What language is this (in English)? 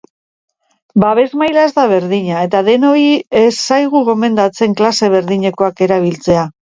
Basque